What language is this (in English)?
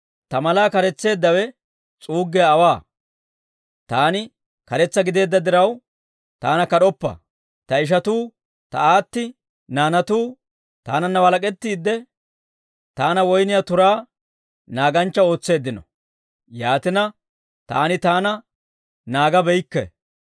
Dawro